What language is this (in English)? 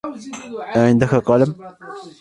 Arabic